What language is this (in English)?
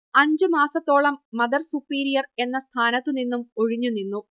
Malayalam